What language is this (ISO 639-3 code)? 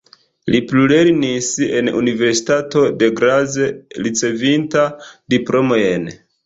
epo